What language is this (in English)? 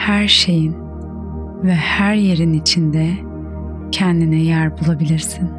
Turkish